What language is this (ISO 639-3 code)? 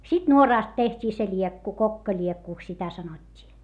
fin